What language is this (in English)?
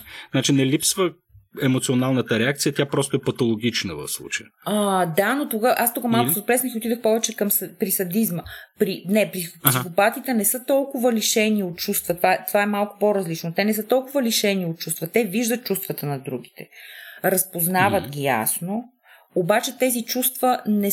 Bulgarian